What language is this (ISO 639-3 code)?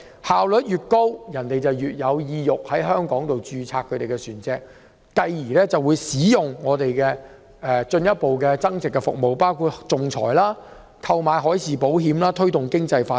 yue